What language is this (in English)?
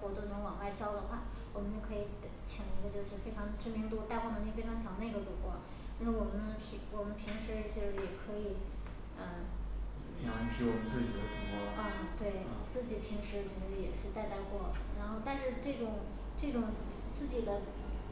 Chinese